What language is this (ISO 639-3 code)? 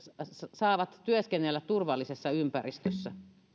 fin